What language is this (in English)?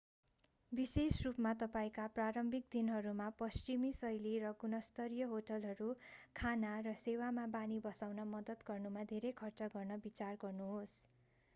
Nepali